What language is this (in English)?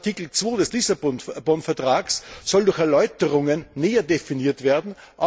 German